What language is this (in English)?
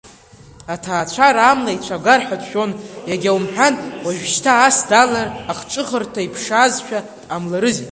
Abkhazian